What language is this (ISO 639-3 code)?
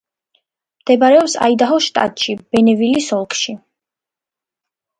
kat